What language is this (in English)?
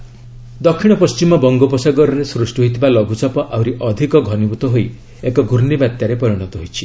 Odia